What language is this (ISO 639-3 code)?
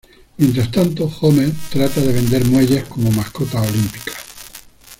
spa